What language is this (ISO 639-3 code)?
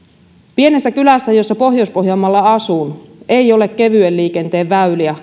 fin